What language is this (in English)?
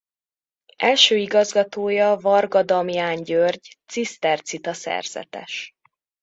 Hungarian